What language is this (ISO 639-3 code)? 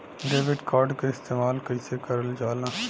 bho